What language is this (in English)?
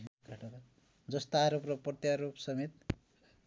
Nepali